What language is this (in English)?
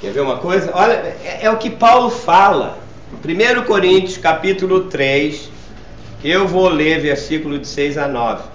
Portuguese